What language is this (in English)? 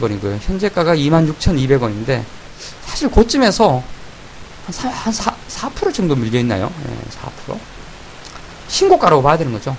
Korean